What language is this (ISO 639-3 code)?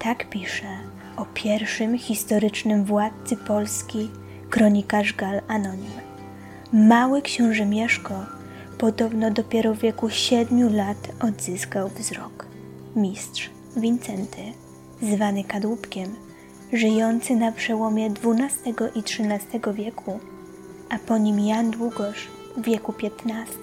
pol